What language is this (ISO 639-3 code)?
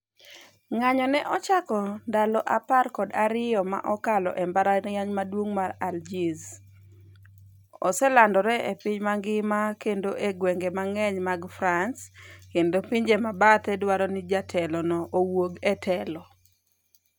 luo